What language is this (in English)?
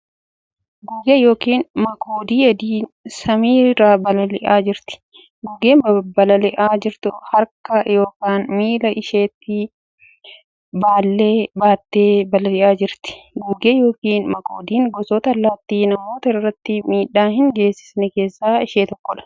Oromo